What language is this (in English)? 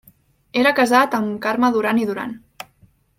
Catalan